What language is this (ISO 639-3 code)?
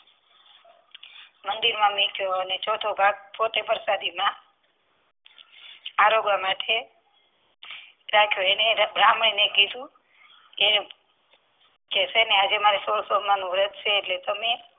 guj